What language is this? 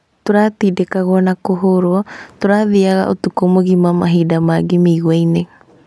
Kikuyu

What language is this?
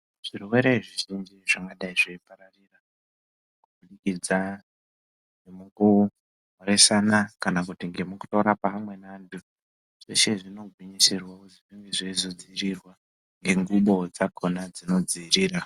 Ndau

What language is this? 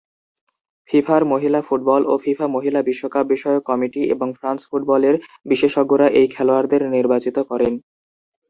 Bangla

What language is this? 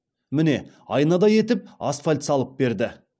Kazakh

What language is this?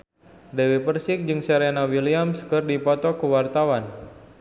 Sundanese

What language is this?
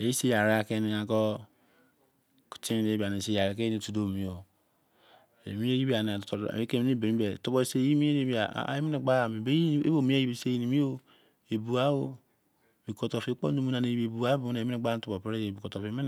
Izon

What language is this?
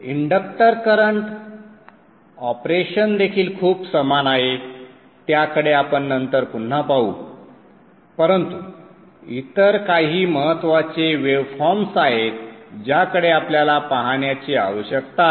Marathi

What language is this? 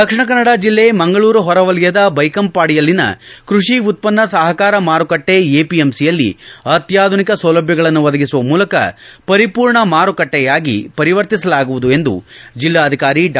Kannada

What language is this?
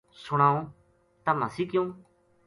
Gujari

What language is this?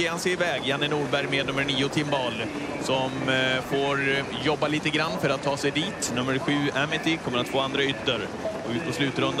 Swedish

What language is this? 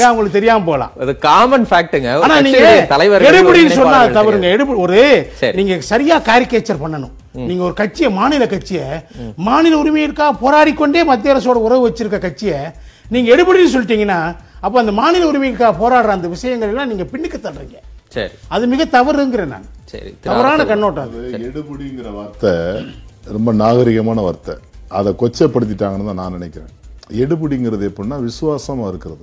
Tamil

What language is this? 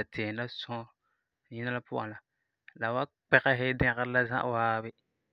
Frafra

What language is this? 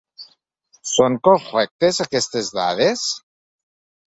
Catalan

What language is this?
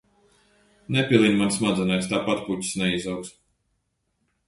Latvian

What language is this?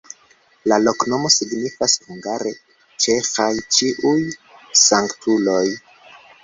Esperanto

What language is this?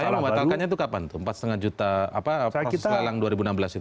Indonesian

